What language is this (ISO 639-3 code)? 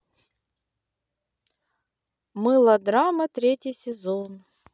rus